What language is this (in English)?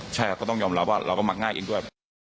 Thai